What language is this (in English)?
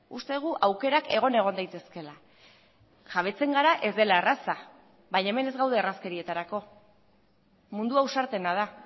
Basque